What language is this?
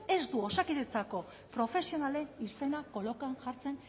Basque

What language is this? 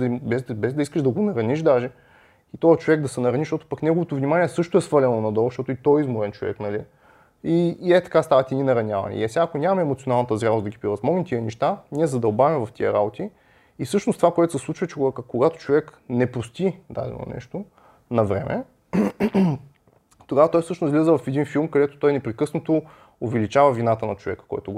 Bulgarian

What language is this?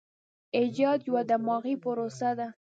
Pashto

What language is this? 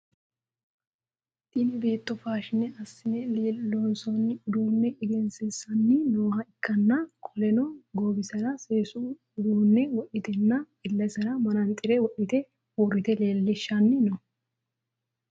Sidamo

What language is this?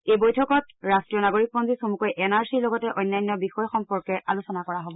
Assamese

